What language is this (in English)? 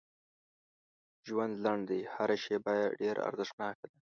Pashto